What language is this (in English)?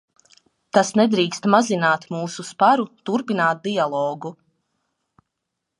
Latvian